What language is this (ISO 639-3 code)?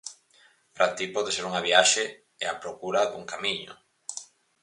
glg